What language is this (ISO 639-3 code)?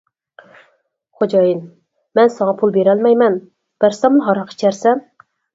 uig